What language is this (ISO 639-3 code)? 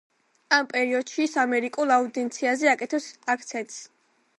kat